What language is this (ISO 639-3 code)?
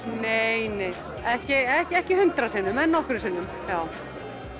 isl